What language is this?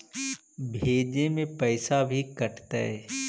Magahi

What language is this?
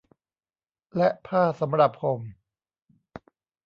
Thai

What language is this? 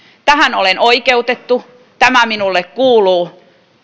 Finnish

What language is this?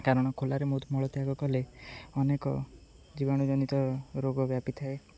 Odia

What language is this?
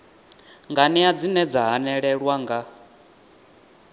Venda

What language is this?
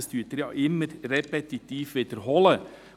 Swiss German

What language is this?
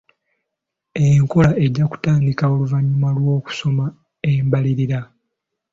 Ganda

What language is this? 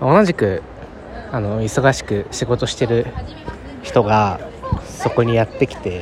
Japanese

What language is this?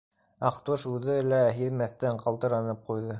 Bashkir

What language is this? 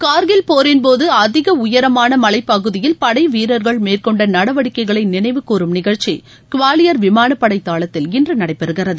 Tamil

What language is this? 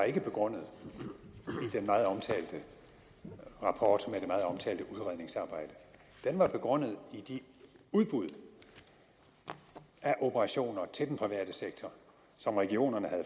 Danish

